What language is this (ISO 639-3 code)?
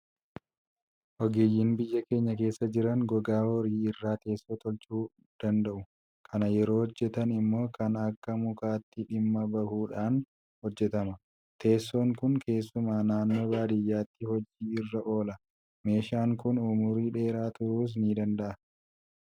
orm